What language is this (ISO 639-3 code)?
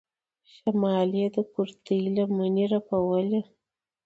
pus